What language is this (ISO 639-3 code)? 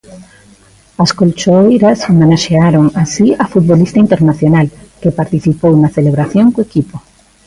glg